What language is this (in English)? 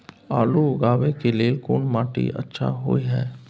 Maithili